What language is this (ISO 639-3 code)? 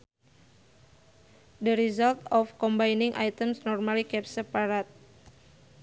sun